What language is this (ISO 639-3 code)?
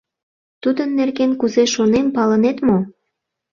chm